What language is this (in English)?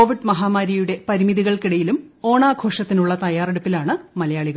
Malayalam